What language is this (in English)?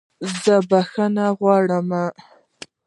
Pashto